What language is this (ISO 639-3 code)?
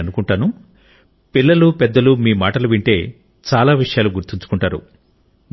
tel